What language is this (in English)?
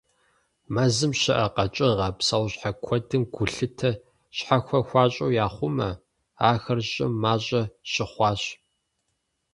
Kabardian